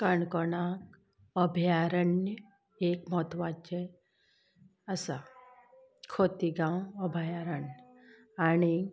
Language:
Konkani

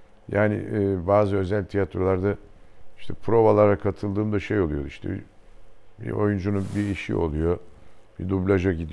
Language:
Turkish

